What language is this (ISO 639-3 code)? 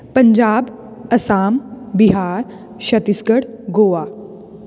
pan